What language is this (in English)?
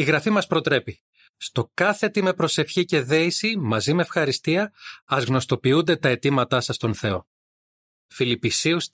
Greek